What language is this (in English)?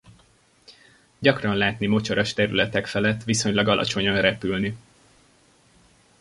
Hungarian